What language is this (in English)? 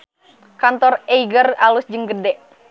Sundanese